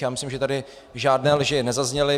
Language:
Czech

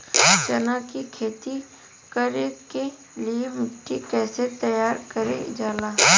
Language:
Bhojpuri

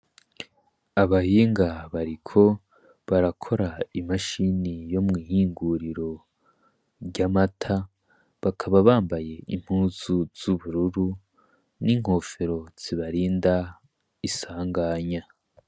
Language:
Rundi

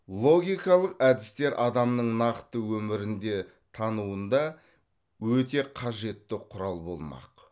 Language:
Kazakh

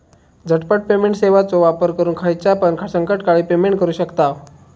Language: Marathi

